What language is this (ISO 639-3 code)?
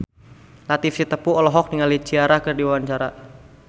sun